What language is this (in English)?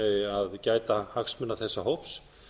Icelandic